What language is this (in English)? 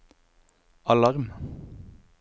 Norwegian